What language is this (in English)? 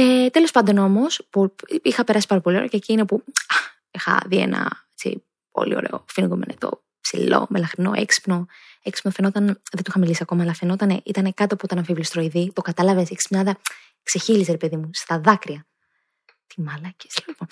Greek